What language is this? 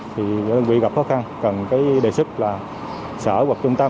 Vietnamese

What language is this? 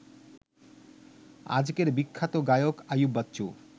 Bangla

